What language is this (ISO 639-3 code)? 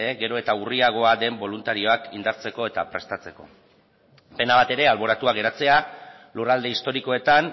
eus